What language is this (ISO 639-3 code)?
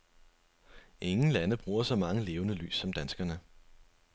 dan